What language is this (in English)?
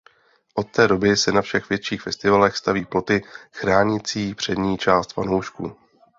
Czech